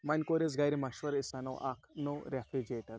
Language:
Kashmiri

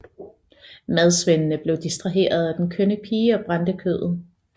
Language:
Danish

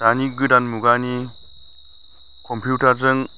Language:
Bodo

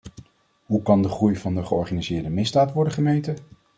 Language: Dutch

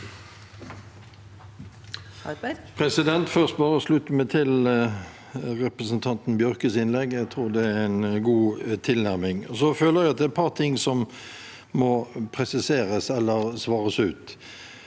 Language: Norwegian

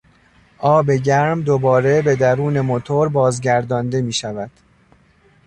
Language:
Persian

